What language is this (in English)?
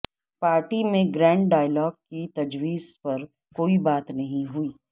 Urdu